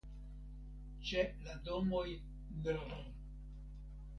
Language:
Esperanto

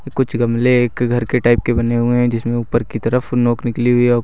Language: Hindi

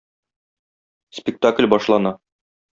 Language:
Tatar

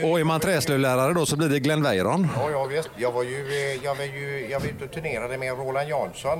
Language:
Swedish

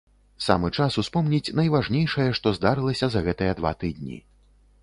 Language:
Belarusian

